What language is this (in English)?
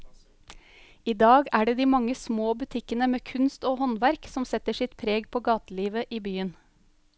Norwegian